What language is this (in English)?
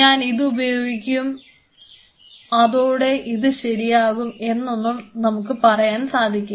Malayalam